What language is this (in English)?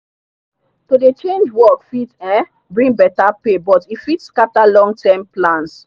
Nigerian Pidgin